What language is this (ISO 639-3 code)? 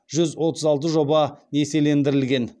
kaz